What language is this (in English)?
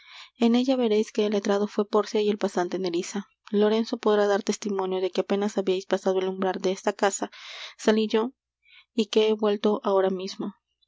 Spanish